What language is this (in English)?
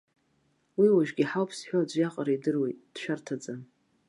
Abkhazian